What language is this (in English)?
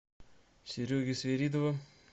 Russian